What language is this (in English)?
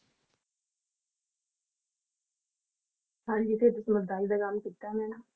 Punjabi